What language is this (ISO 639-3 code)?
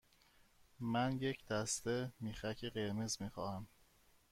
fas